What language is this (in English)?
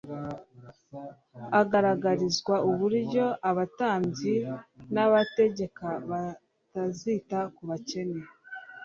Kinyarwanda